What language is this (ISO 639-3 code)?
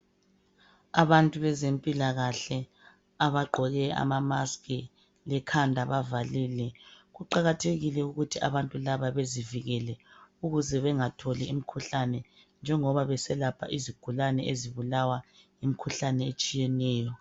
nde